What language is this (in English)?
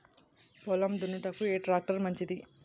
Telugu